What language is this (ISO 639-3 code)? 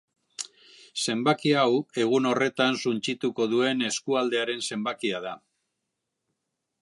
eus